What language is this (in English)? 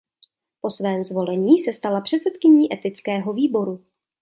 Czech